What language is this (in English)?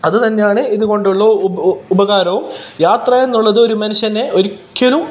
Malayalam